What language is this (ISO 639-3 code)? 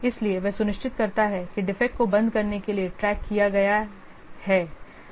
hin